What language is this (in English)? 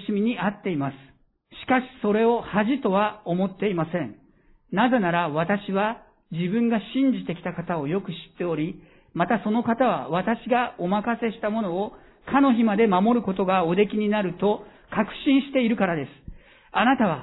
Japanese